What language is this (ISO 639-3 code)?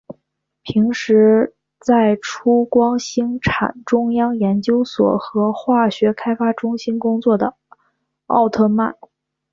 zho